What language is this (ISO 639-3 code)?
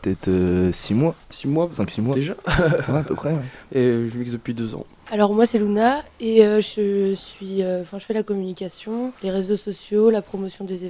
fra